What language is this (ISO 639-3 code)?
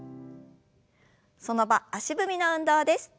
jpn